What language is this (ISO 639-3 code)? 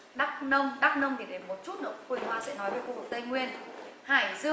vie